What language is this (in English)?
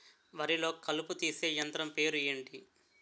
Telugu